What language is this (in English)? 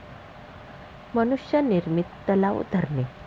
Marathi